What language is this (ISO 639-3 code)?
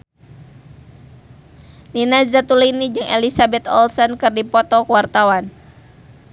sun